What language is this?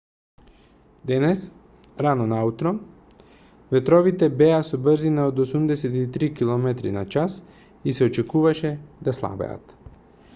Macedonian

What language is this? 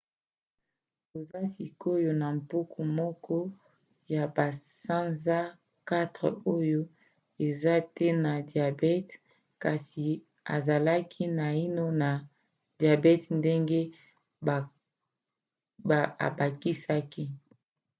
Lingala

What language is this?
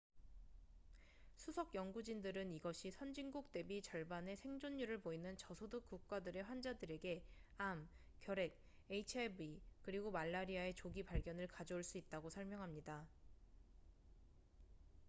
Korean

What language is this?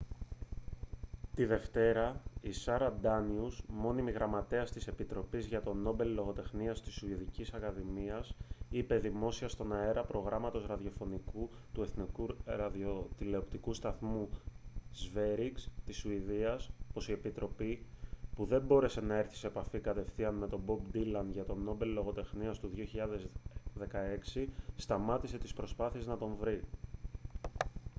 Greek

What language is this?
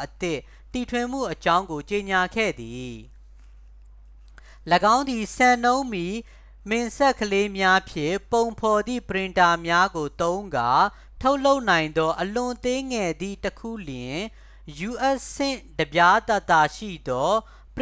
Burmese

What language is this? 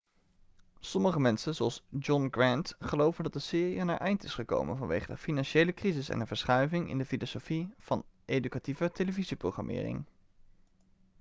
Dutch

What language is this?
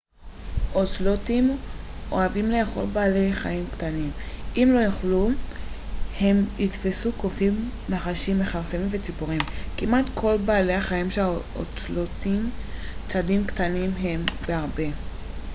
Hebrew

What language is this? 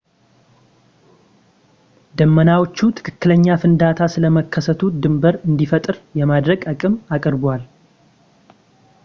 Amharic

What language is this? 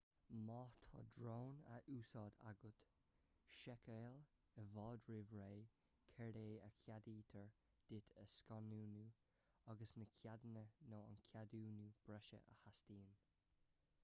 Irish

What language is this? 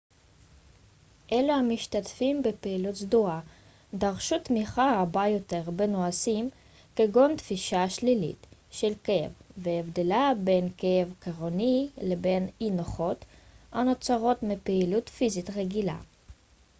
Hebrew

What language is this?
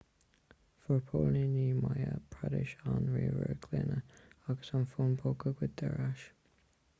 Irish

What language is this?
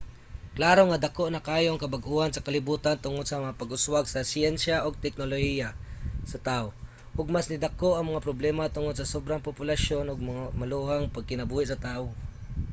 Cebuano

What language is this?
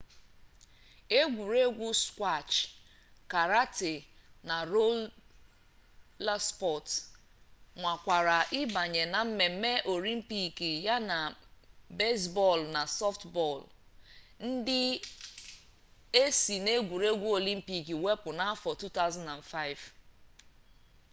Igbo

